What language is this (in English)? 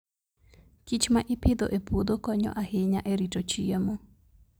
Luo (Kenya and Tanzania)